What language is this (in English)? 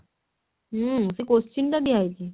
Odia